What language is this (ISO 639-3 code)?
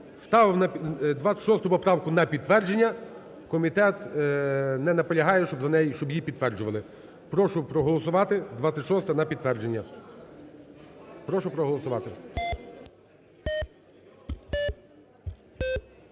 ukr